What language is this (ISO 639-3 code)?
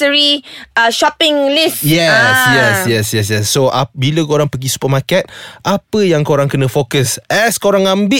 msa